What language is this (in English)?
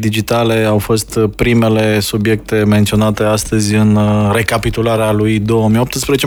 Romanian